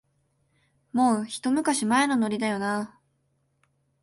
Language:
Japanese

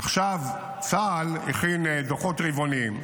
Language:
Hebrew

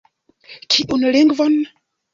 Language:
Esperanto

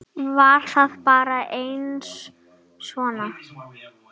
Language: Icelandic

